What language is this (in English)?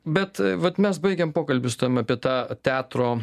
Lithuanian